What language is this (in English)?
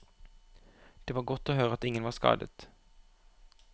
Norwegian